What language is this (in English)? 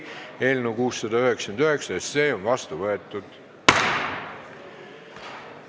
Estonian